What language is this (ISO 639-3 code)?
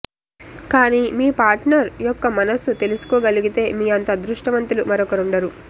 tel